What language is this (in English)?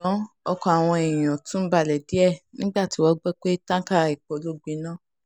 Yoruba